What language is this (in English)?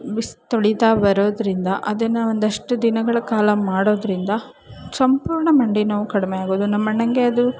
Kannada